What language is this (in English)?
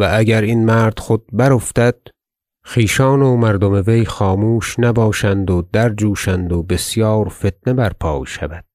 Persian